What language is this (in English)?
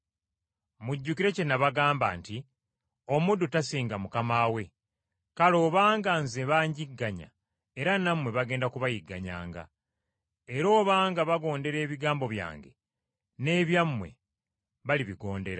Ganda